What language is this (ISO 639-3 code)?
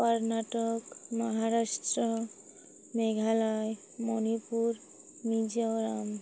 ori